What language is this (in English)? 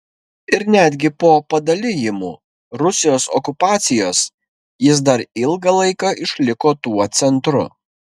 Lithuanian